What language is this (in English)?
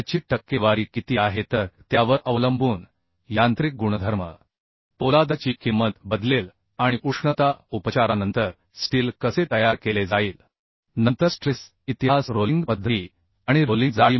Marathi